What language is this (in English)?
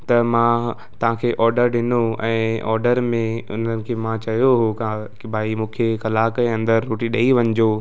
Sindhi